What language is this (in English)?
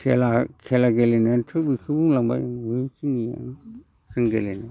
Bodo